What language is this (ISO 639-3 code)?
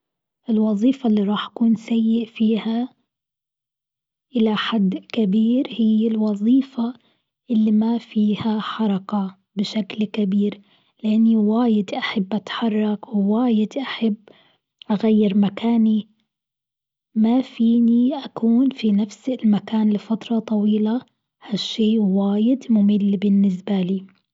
afb